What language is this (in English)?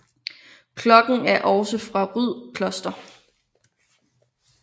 Danish